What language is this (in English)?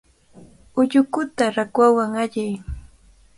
Cajatambo North Lima Quechua